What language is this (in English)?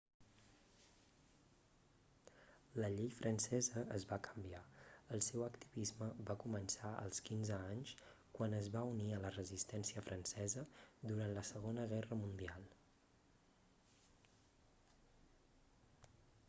Catalan